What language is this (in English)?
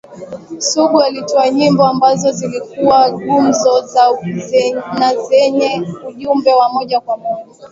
Swahili